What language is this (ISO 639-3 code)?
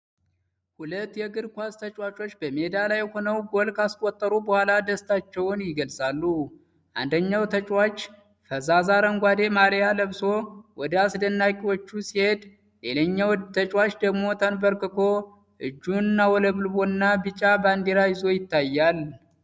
amh